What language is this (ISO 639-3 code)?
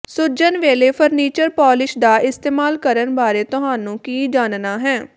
pan